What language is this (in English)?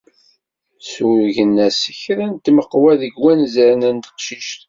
Kabyle